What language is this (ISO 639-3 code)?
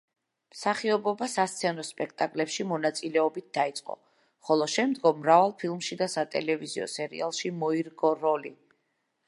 kat